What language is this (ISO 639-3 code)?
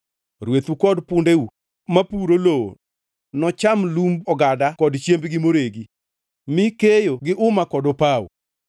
luo